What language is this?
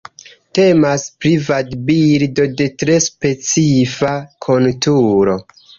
Esperanto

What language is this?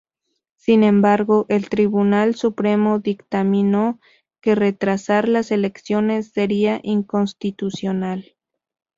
Spanish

